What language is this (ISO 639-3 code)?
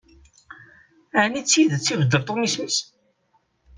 kab